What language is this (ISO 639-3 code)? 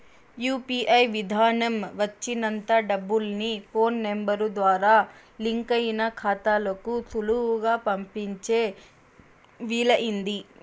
tel